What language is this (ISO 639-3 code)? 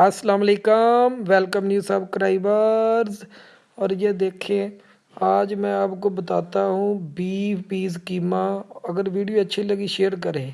urd